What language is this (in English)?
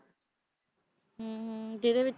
Punjabi